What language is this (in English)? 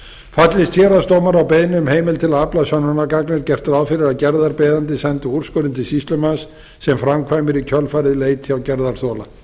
Icelandic